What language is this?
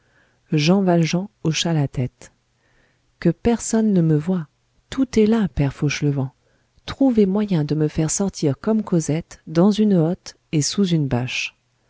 French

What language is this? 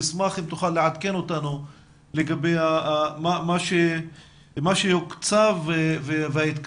Hebrew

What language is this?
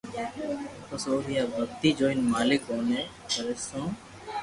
Loarki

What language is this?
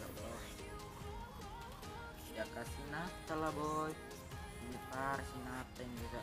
Indonesian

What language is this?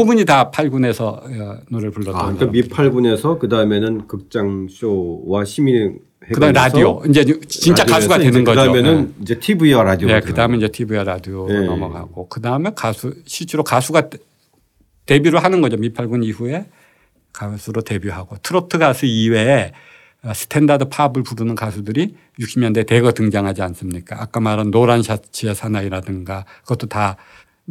Korean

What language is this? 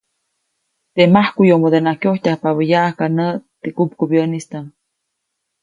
Copainalá Zoque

